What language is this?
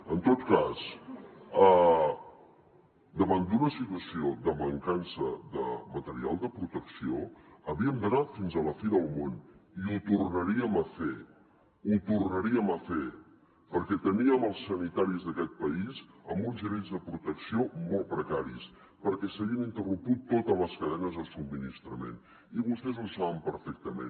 Catalan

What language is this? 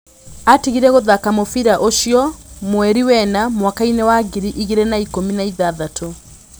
Kikuyu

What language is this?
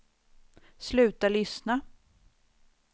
Swedish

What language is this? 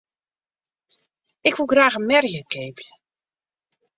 Western Frisian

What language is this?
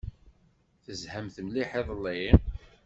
Kabyle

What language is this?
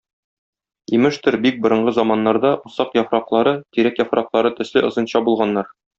Tatar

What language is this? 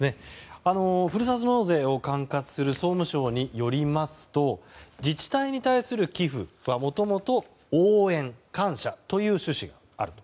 Japanese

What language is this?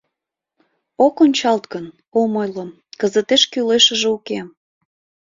Mari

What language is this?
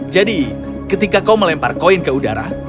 Indonesian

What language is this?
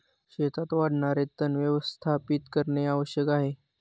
Marathi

